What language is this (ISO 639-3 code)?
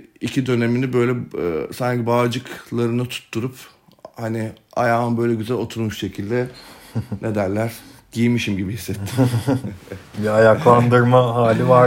tur